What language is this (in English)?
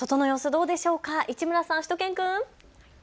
Japanese